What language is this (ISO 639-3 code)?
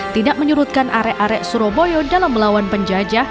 ind